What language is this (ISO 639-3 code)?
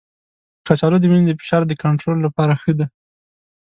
pus